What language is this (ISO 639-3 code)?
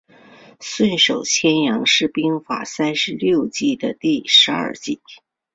zho